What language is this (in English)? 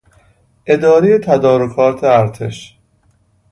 Persian